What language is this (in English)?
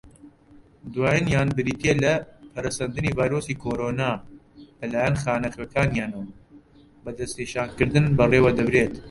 Central Kurdish